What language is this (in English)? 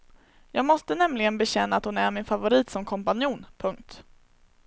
Swedish